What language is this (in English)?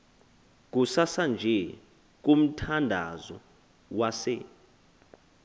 Xhosa